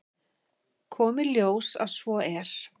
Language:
Icelandic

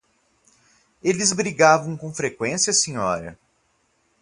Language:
Portuguese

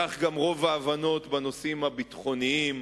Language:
Hebrew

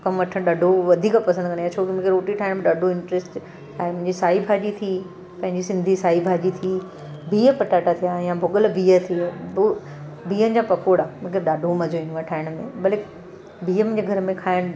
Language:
Sindhi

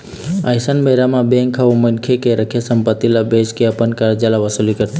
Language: Chhattisgarhi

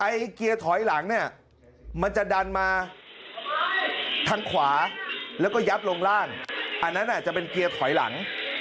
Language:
Thai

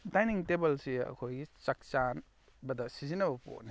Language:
Manipuri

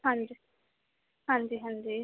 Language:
Punjabi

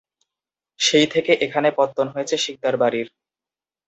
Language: Bangla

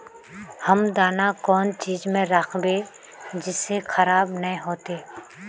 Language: Magahi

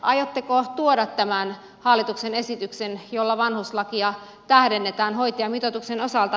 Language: Finnish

